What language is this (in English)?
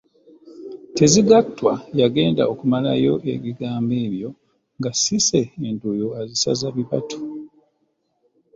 Ganda